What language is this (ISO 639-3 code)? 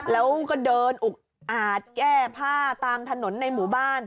tha